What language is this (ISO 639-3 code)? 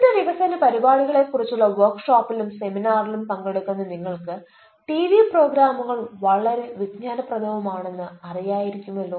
mal